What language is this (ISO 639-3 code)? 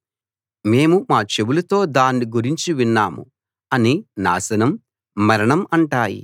tel